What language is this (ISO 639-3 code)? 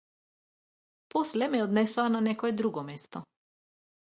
mkd